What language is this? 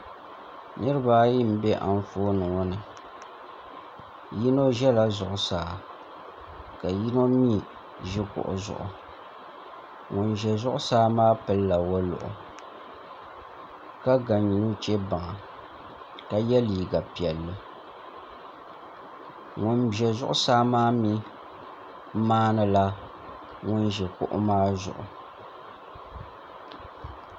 Dagbani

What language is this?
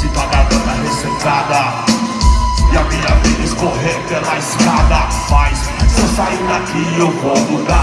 Portuguese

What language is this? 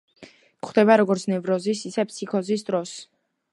Georgian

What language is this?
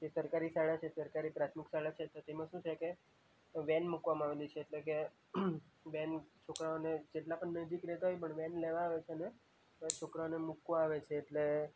Gujarati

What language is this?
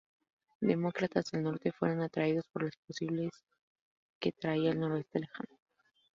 Spanish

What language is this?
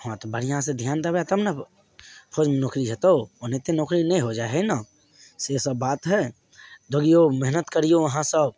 Maithili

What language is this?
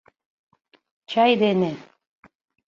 Mari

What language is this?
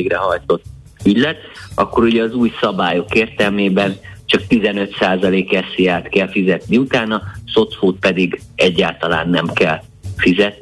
Hungarian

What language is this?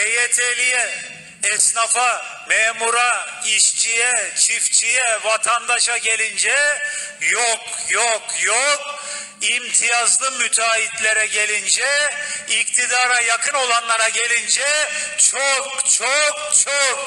Turkish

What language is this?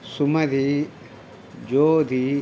Tamil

